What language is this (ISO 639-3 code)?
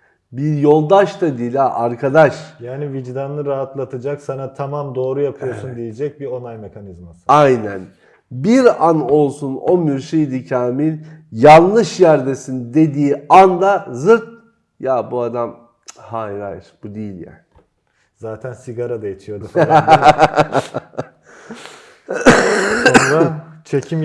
tur